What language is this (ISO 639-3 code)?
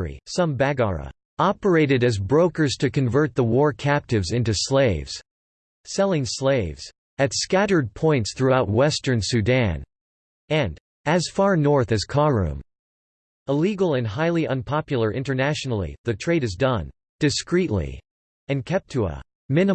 eng